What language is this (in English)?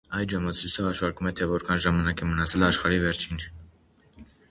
Armenian